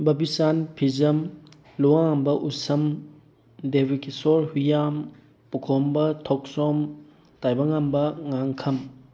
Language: Manipuri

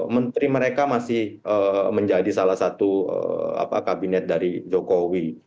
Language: Indonesian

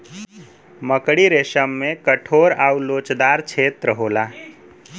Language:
Bhojpuri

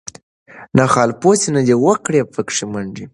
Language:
Pashto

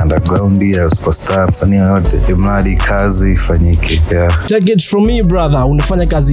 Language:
Swahili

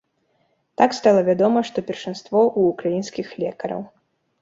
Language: Belarusian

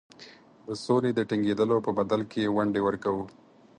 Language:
Pashto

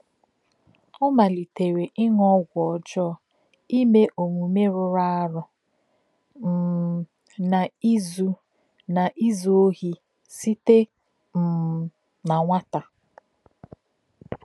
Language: Igbo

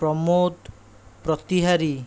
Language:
Odia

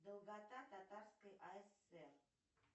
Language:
Russian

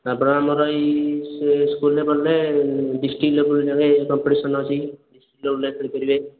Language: Odia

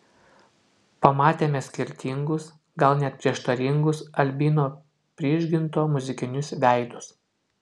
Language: Lithuanian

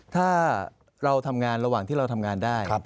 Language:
Thai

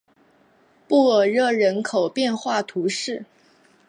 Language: Chinese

